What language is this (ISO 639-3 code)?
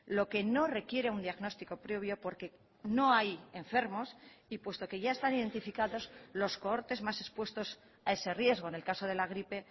spa